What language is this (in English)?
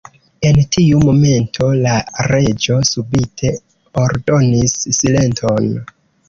Esperanto